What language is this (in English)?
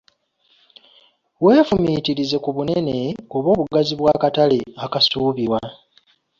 Ganda